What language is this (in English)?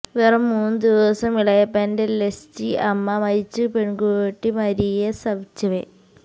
Malayalam